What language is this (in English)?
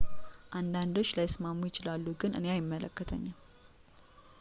Amharic